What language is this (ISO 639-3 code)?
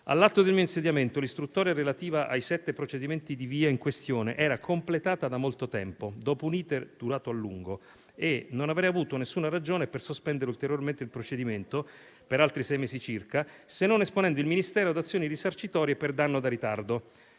ita